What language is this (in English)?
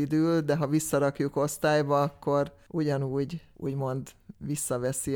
Hungarian